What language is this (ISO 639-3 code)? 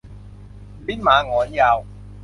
tha